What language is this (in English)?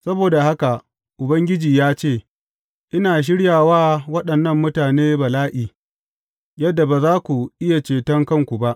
Hausa